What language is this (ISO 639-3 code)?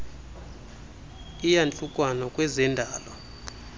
xho